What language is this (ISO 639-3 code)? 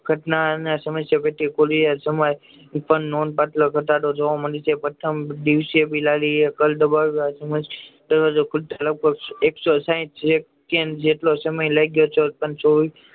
guj